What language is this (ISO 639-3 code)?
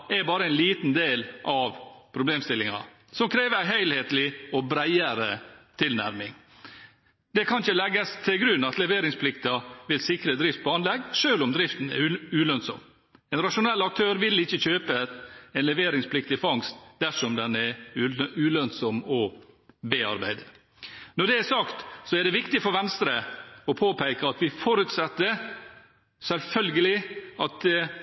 nor